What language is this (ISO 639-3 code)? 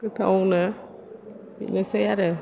brx